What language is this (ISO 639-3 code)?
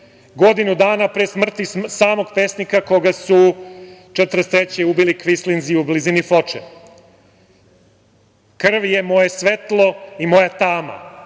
srp